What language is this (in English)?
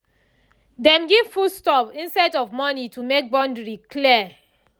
Nigerian Pidgin